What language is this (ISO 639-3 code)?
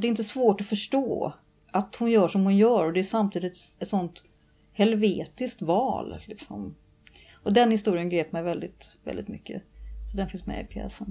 swe